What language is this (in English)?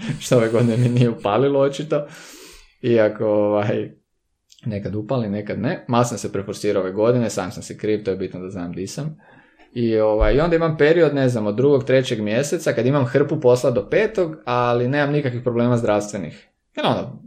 Croatian